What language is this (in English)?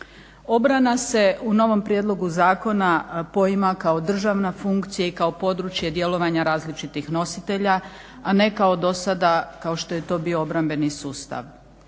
Croatian